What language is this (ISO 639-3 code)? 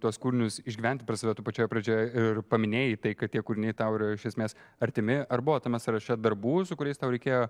lit